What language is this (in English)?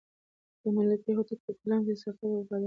Pashto